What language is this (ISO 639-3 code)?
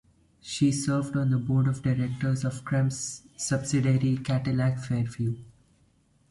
eng